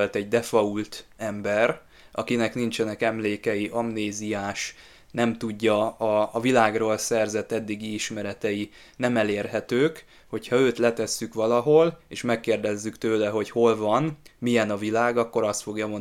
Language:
Hungarian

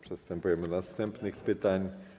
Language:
Polish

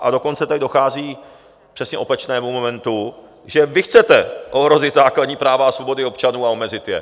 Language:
Czech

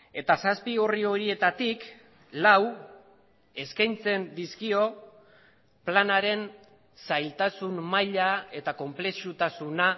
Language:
Basque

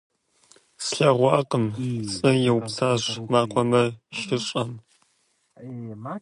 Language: Kabardian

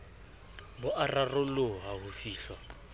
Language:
Southern Sotho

